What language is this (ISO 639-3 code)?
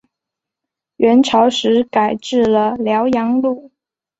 zho